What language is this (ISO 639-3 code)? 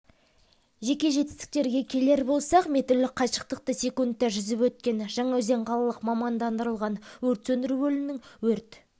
kaz